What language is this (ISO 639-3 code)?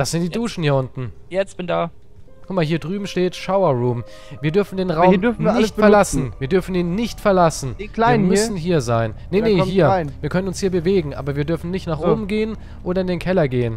deu